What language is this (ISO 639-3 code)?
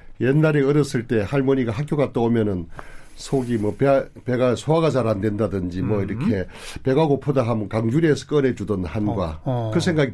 kor